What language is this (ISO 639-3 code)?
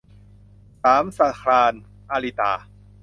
tha